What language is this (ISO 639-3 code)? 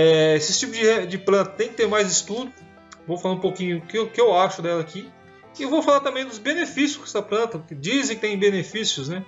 por